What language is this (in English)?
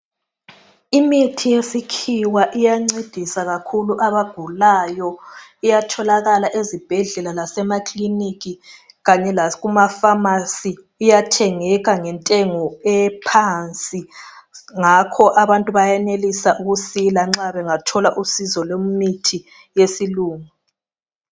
North Ndebele